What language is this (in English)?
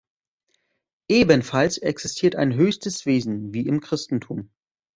German